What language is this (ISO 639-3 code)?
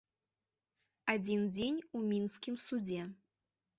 bel